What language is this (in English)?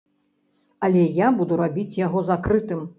Belarusian